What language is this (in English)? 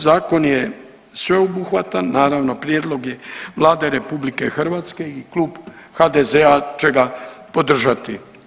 Croatian